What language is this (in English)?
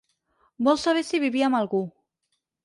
Catalan